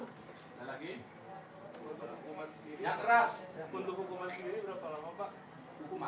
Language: Indonesian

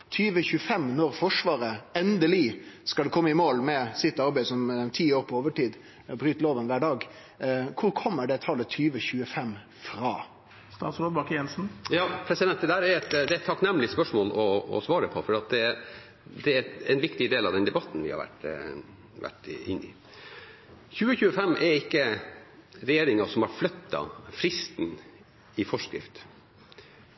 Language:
Norwegian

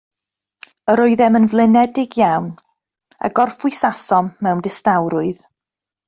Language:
Welsh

